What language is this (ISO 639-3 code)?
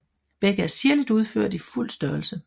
dan